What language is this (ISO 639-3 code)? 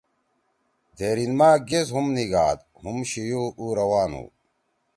trw